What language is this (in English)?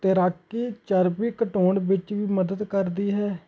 Punjabi